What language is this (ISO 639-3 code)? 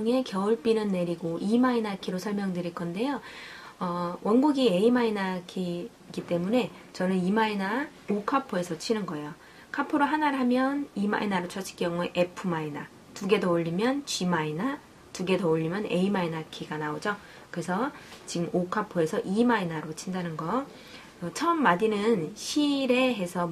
kor